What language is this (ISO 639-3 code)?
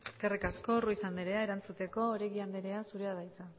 eus